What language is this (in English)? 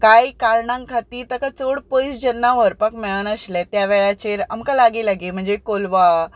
Konkani